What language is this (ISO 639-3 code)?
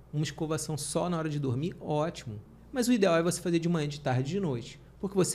por